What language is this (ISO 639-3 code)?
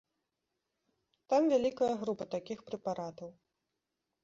bel